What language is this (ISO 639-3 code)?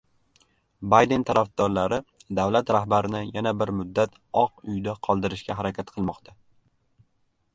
uzb